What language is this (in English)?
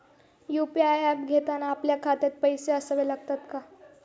Marathi